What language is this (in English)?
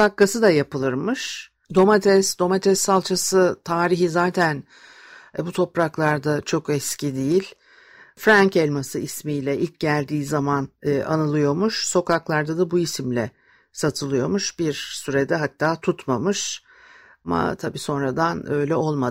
Turkish